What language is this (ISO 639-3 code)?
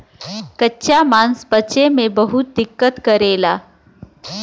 bho